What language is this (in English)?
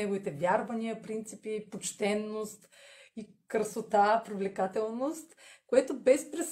Bulgarian